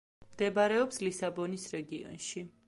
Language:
Georgian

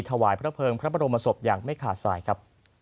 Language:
Thai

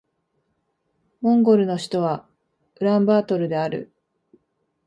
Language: Japanese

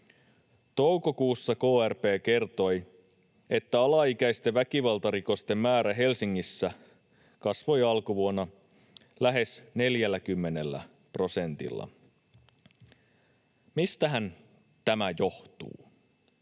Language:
Finnish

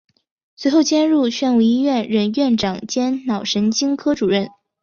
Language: Chinese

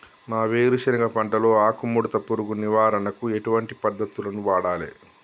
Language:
Telugu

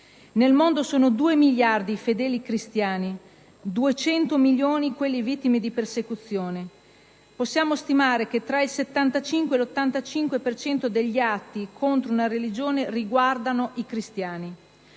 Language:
Italian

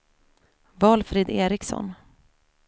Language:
Swedish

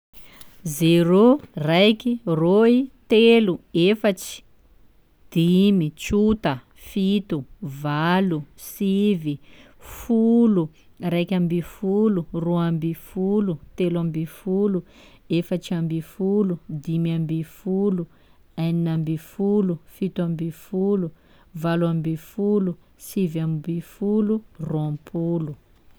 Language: Sakalava Malagasy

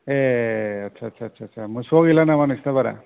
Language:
Bodo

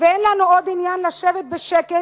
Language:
Hebrew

